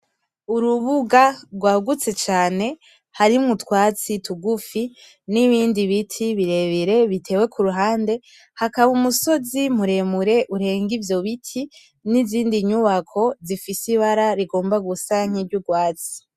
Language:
Rundi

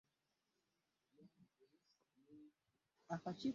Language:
Ganda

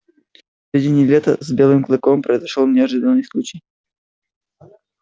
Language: Russian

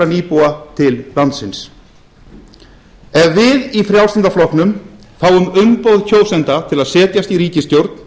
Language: Icelandic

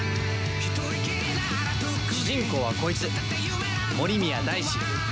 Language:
Japanese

